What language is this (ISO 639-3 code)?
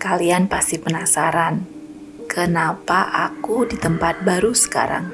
ind